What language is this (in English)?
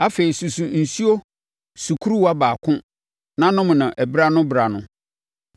Akan